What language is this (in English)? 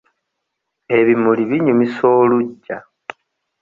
Ganda